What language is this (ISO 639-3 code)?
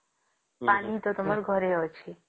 ori